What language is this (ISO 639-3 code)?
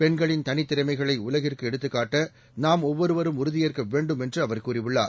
tam